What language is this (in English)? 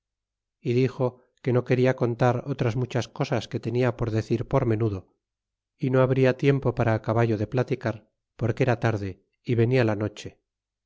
Spanish